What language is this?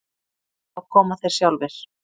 Icelandic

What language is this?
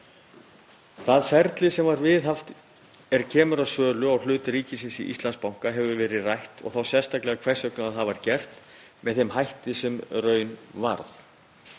Icelandic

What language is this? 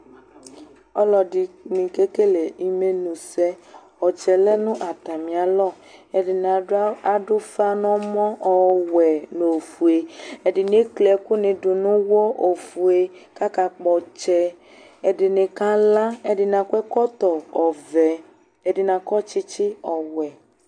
Ikposo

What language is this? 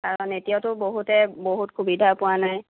Assamese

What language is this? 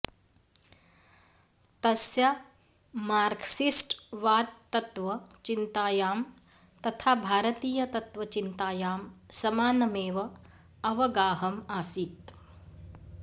Sanskrit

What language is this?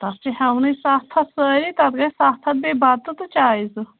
Kashmiri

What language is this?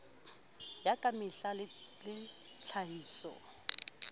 Southern Sotho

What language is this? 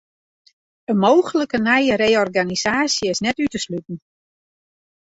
Western Frisian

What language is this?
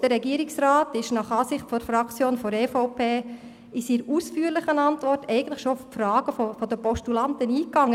Swiss German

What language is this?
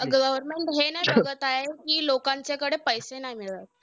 Marathi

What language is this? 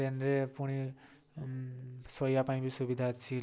Odia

